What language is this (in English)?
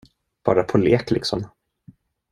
Swedish